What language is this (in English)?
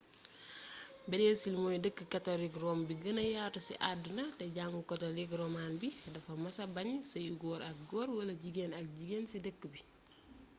Wolof